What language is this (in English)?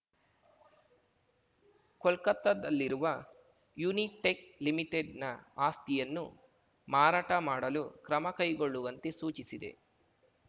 Kannada